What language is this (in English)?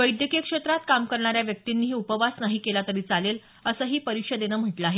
Marathi